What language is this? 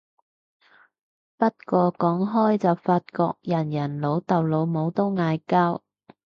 Cantonese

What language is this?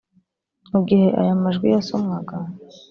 Kinyarwanda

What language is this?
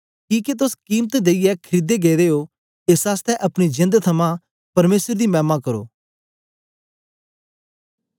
Dogri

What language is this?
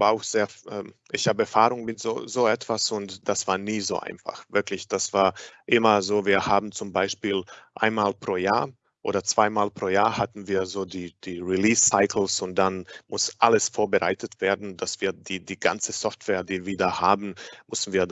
German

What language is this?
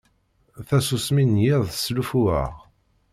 Kabyle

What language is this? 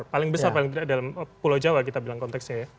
Indonesian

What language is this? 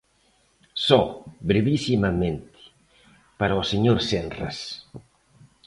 Galician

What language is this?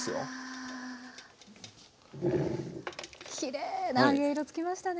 Japanese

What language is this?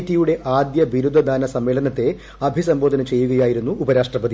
Malayalam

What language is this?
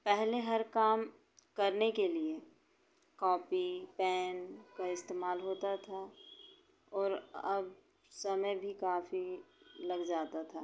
Hindi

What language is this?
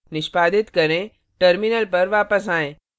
Hindi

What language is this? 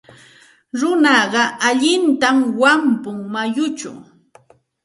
Santa Ana de Tusi Pasco Quechua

